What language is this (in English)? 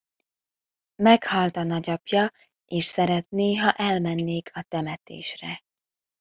Hungarian